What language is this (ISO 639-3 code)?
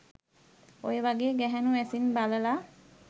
sin